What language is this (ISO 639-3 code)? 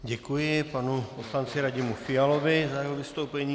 ces